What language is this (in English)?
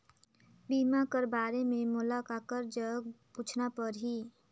Chhattisgarhi